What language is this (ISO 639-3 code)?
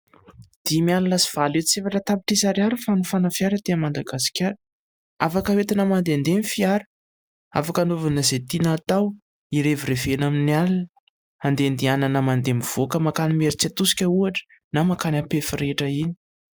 mlg